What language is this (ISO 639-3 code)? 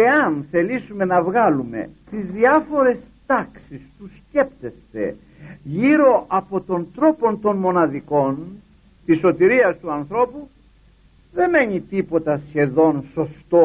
ell